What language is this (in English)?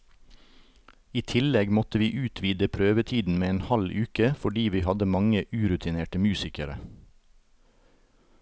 Norwegian